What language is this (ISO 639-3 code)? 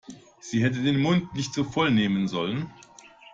deu